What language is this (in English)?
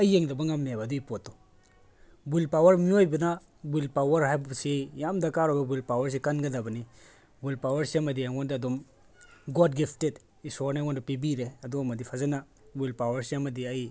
Manipuri